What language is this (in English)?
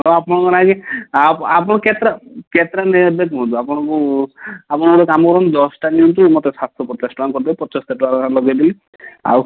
Odia